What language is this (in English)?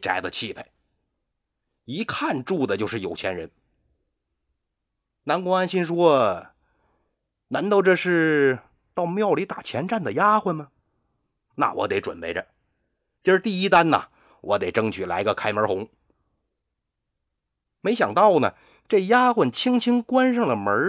Chinese